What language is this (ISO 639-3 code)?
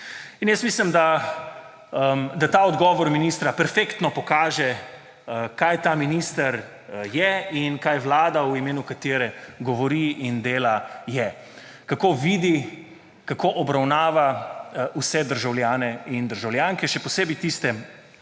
slv